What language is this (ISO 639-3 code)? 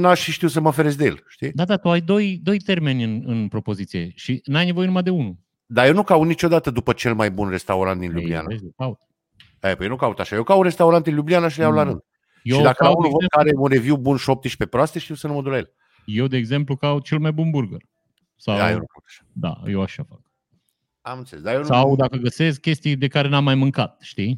ron